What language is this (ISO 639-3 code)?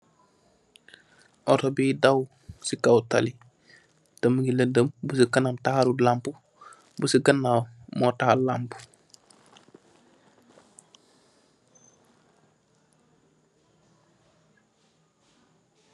wol